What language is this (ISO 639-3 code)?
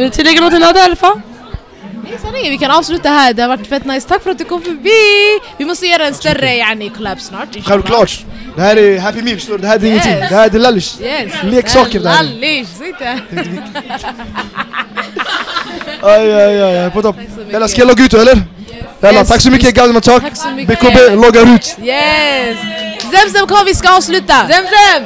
swe